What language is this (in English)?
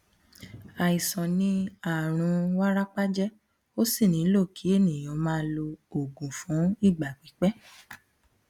Yoruba